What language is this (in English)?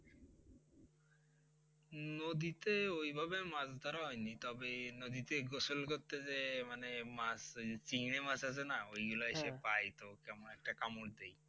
Bangla